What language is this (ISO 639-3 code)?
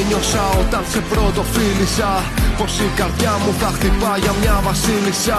ell